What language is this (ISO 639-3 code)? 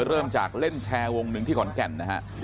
tha